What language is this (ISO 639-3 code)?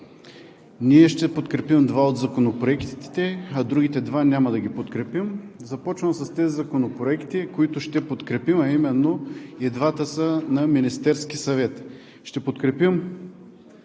bul